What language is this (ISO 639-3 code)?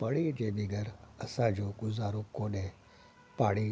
snd